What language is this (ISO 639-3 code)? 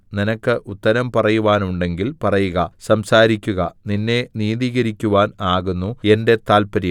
mal